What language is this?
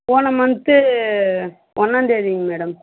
Tamil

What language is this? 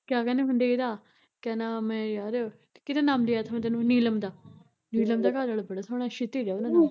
Punjabi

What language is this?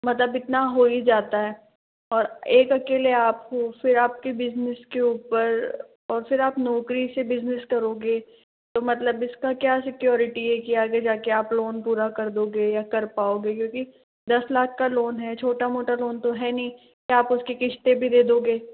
Hindi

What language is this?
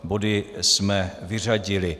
Czech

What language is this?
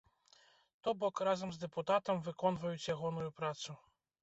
Belarusian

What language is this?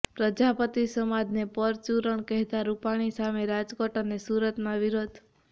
Gujarati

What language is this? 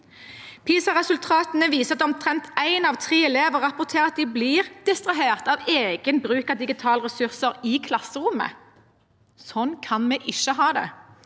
Norwegian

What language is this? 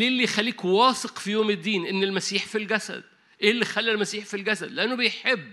Arabic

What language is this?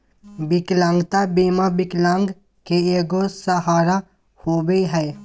Magahi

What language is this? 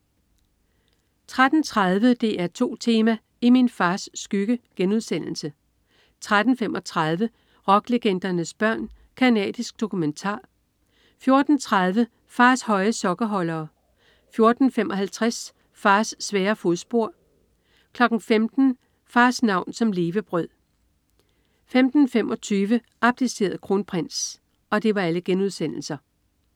Danish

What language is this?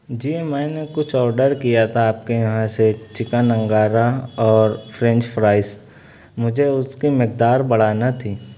Urdu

